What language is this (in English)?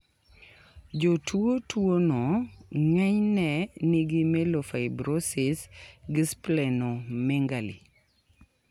Luo (Kenya and Tanzania)